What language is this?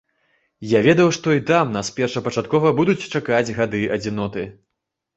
Belarusian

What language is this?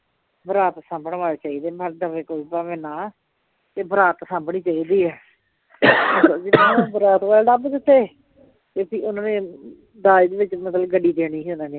Punjabi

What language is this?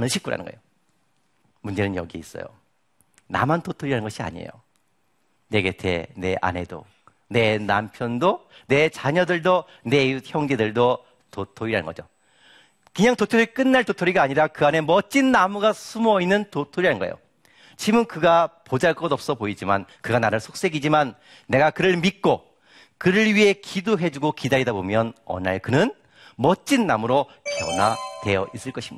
Korean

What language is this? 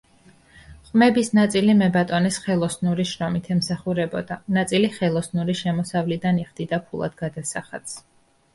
Georgian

